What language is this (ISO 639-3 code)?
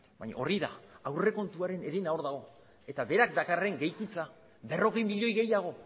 eus